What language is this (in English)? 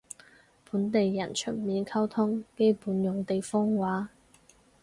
Cantonese